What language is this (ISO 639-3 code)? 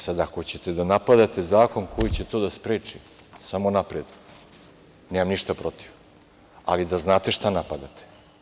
srp